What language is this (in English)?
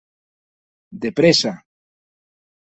Occitan